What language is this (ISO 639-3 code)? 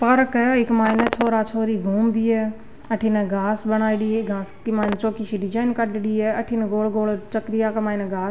raj